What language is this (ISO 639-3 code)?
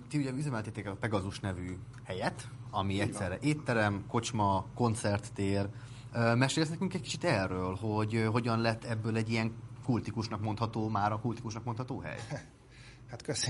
hun